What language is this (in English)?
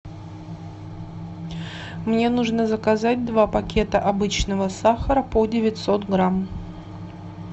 Russian